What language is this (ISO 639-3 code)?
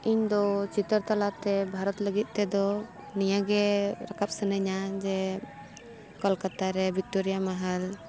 sat